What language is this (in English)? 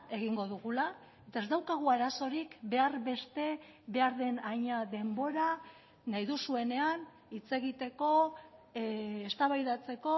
Basque